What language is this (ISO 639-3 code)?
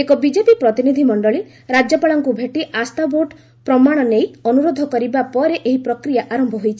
ori